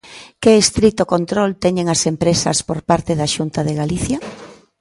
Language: Galician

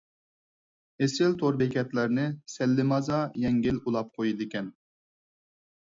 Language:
Uyghur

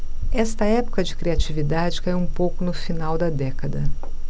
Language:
Portuguese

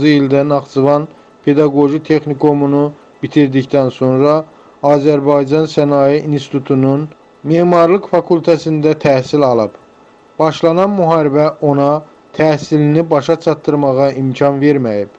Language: Turkish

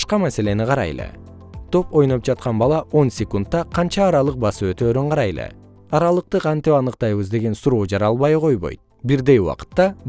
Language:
Kyrgyz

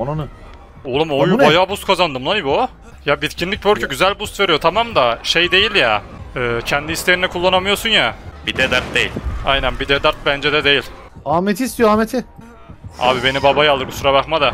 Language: Turkish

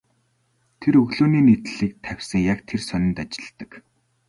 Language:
Mongolian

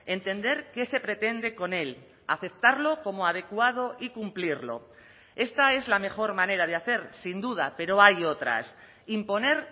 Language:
Spanish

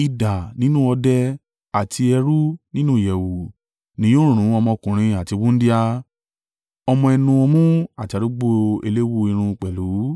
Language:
Yoruba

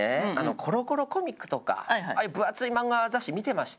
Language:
Japanese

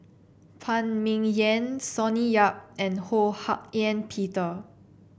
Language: English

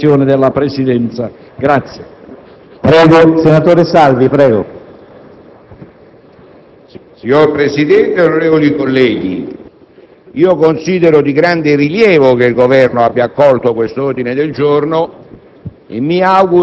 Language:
Italian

